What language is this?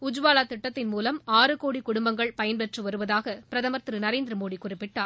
Tamil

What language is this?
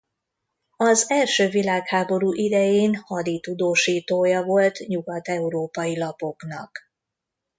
Hungarian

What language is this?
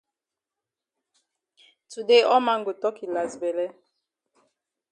Cameroon Pidgin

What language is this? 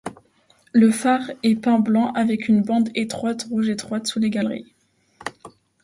French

